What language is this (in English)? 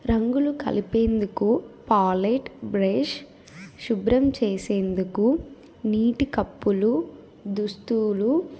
Telugu